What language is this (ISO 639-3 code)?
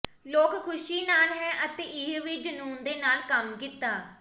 pan